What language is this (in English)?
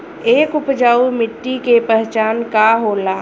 Bhojpuri